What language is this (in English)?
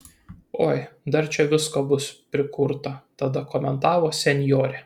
Lithuanian